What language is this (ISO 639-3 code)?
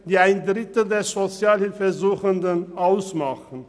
gsw